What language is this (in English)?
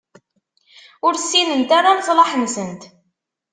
Kabyle